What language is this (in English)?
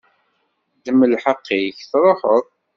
Kabyle